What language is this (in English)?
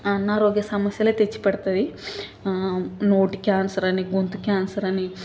Telugu